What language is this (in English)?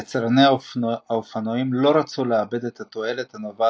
Hebrew